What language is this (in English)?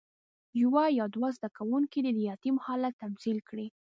Pashto